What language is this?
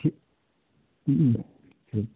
Maithili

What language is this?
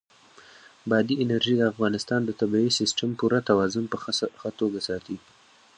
Pashto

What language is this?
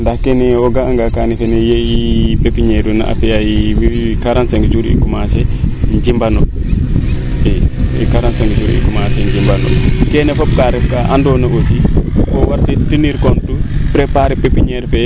Serer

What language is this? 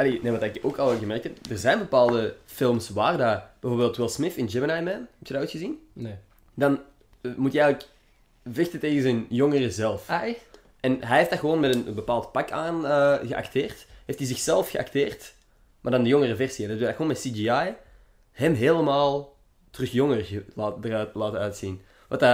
Dutch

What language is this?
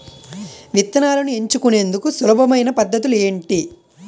Telugu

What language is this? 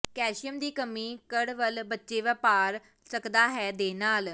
Punjabi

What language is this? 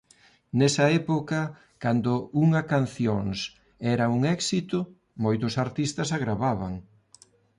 Galician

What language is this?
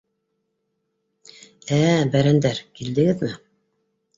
Bashkir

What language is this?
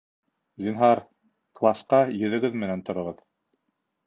Bashkir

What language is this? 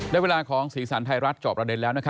Thai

